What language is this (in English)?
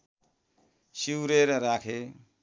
Nepali